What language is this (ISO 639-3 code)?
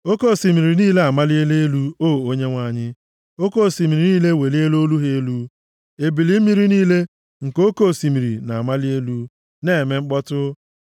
ibo